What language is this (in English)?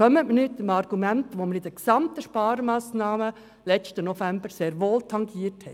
Swiss German